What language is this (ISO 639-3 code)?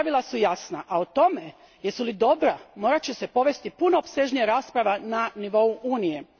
hrv